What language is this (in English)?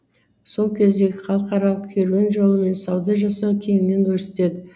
Kazakh